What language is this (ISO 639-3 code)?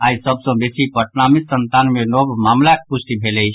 mai